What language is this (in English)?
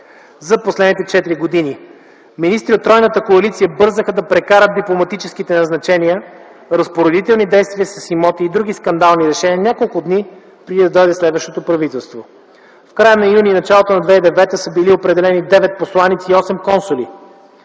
Bulgarian